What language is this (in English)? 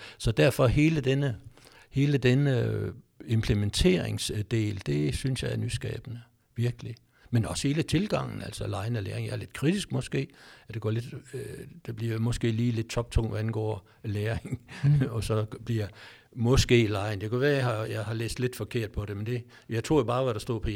Danish